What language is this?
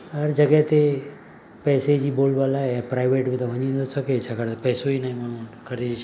Sindhi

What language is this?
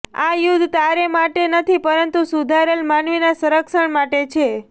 Gujarati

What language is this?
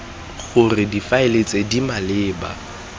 Tswana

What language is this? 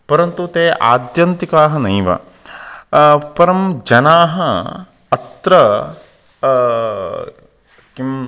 Sanskrit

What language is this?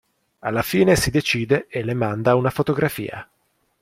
Italian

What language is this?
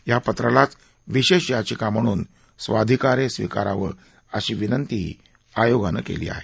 Marathi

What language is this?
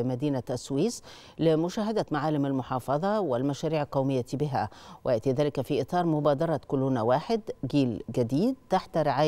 Arabic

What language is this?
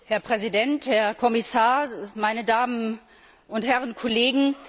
German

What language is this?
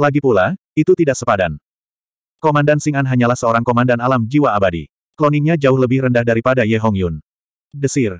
Indonesian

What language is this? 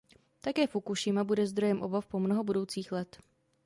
Czech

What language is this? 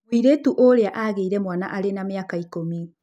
Kikuyu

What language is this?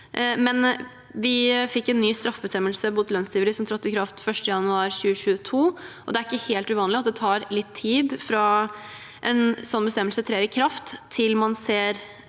Norwegian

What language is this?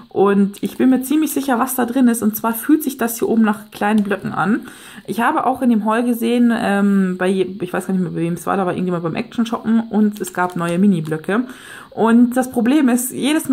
German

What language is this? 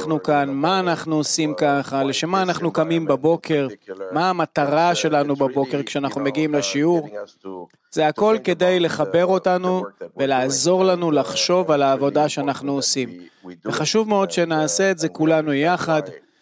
Hebrew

